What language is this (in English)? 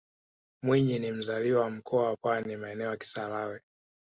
Swahili